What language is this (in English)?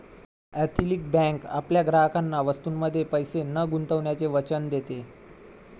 Marathi